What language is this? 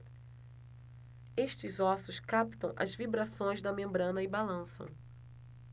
Portuguese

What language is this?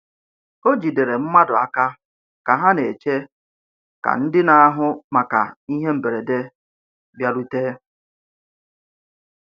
Igbo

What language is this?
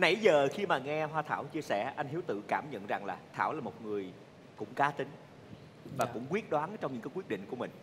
Vietnamese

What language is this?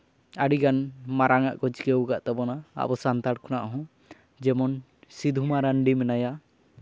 Santali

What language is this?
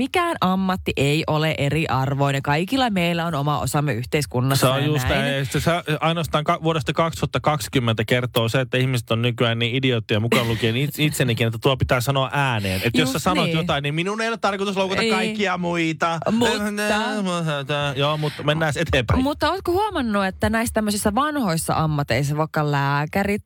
Finnish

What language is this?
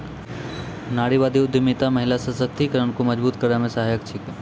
Maithili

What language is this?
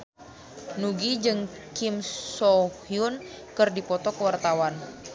Sundanese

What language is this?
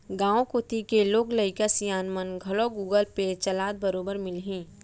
Chhattisgarhi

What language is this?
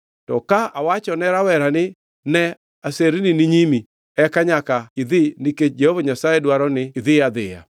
Luo (Kenya and Tanzania)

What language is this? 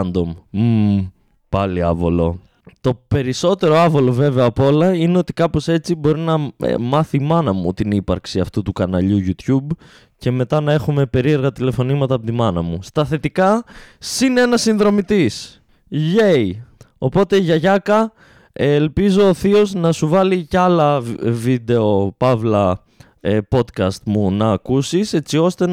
Greek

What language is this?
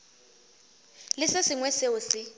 Northern Sotho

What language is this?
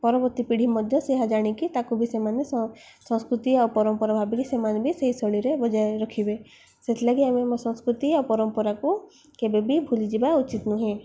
Odia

